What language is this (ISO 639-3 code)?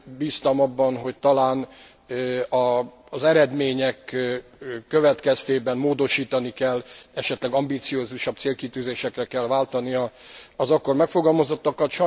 hun